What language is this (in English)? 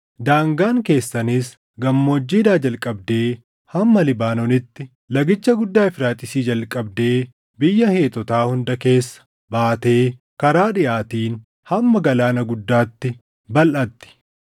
Oromo